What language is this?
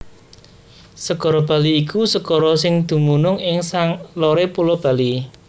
Javanese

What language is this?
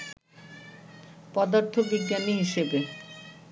Bangla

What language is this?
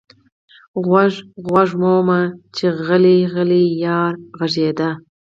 Pashto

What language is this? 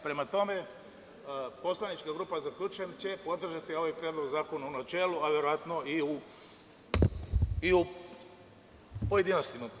Serbian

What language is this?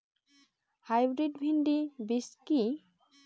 Bangla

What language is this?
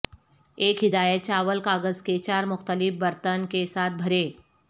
Urdu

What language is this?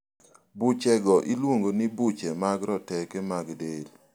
Luo (Kenya and Tanzania)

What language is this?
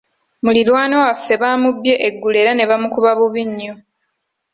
Ganda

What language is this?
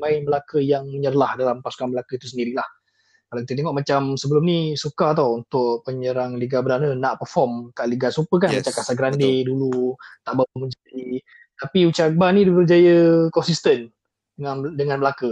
Malay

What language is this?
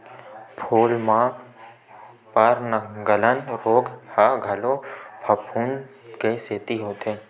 Chhattisgarhi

